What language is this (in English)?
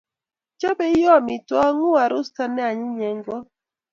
Kalenjin